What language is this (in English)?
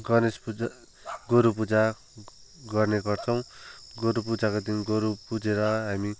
Nepali